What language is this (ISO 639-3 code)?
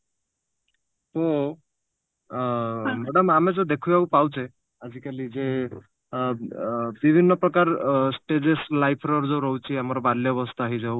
ori